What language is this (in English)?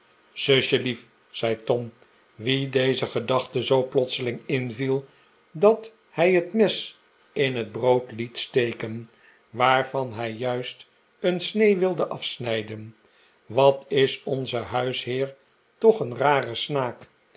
Dutch